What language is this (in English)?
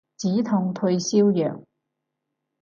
Cantonese